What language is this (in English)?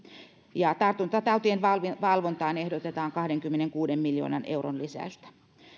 Finnish